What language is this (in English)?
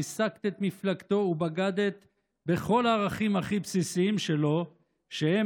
Hebrew